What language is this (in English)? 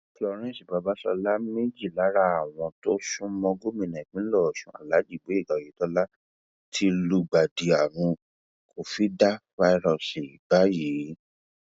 Yoruba